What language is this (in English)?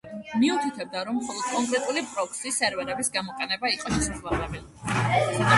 Georgian